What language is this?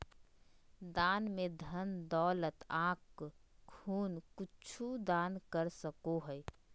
Magahi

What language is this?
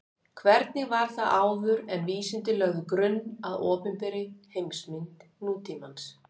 Icelandic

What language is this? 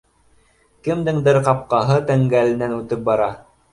Bashkir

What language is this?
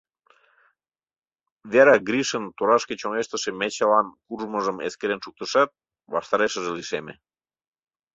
Mari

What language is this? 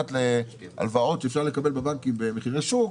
Hebrew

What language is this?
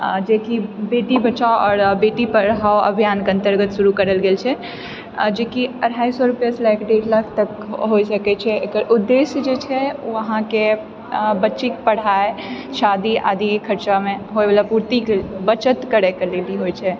Maithili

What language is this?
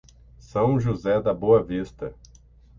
Portuguese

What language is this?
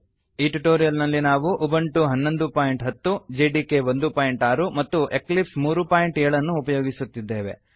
Kannada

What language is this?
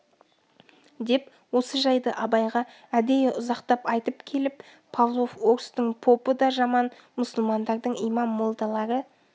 Kazakh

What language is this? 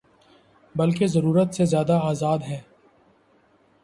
Urdu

